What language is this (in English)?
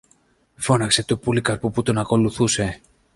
Greek